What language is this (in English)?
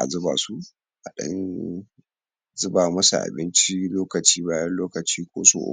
Hausa